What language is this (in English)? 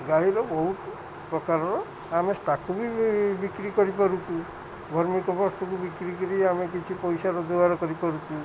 Odia